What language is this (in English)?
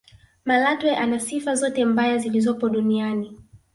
Swahili